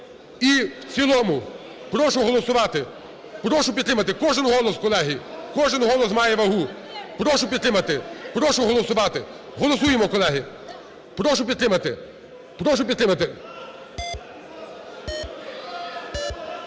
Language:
Ukrainian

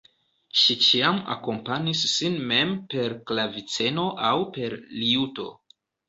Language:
Esperanto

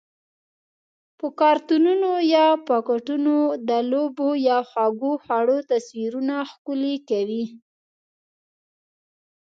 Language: Pashto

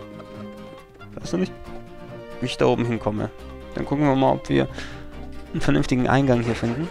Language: German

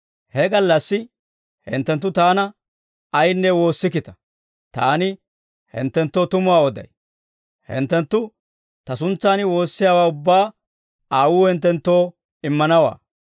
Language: Dawro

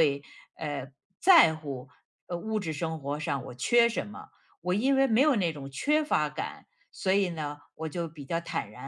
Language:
Chinese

